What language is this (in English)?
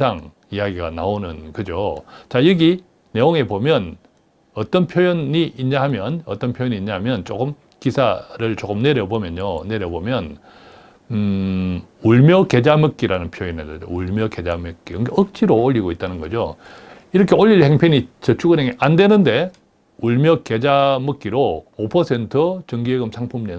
Korean